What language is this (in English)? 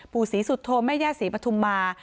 Thai